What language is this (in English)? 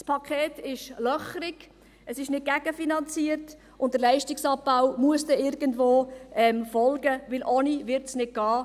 Swiss German